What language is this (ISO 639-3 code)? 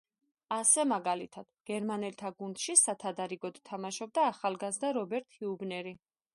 kat